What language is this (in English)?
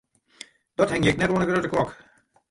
Western Frisian